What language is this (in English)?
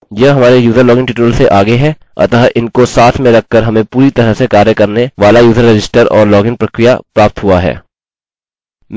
Hindi